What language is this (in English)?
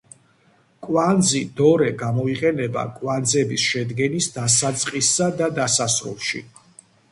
Georgian